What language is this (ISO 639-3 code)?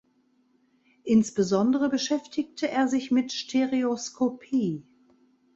deu